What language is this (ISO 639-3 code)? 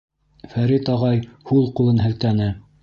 bak